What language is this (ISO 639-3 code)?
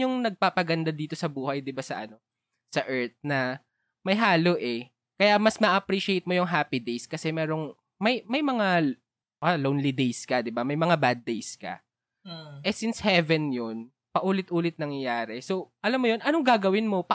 fil